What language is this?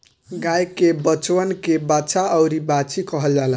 Bhojpuri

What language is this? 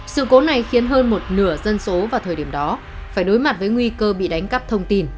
Vietnamese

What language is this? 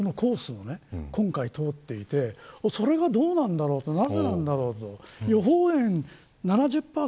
Japanese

